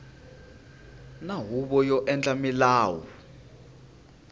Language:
Tsonga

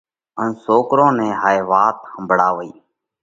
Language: Parkari Koli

